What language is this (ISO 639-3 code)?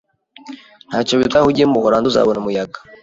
kin